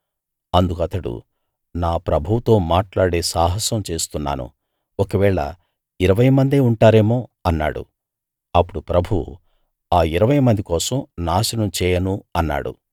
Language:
Telugu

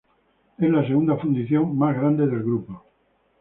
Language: Spanish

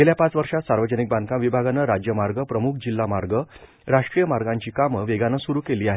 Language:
Marathi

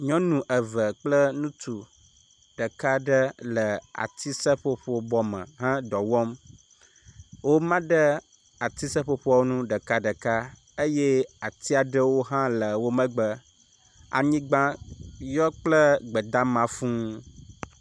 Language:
Ewe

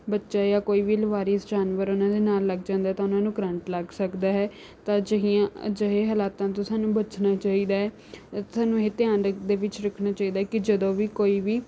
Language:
Punjabi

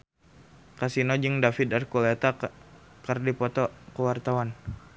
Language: Sundanese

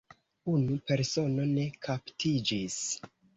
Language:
Esperanto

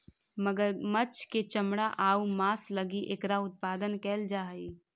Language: Magahi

